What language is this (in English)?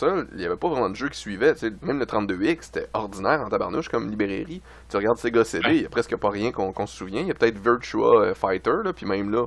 French